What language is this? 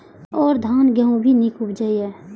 Maithili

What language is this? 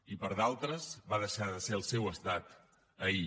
Catalan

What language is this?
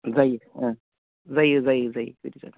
Bodo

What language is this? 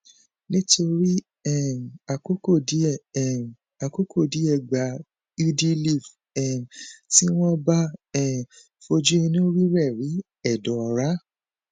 Yoruba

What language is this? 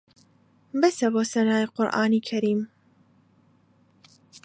Central Kurdish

